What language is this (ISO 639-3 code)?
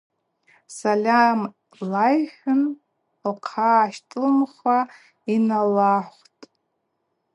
abq